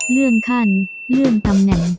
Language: Thai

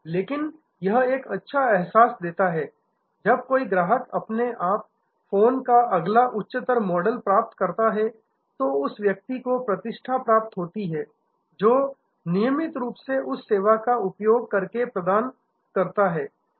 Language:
Hindi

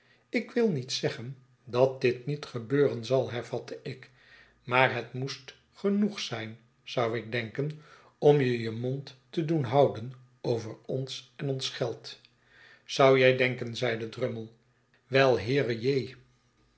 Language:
Dutch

